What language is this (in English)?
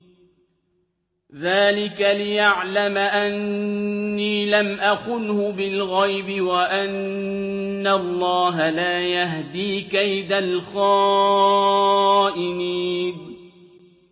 Arabic